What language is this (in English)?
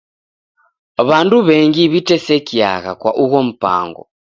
Taita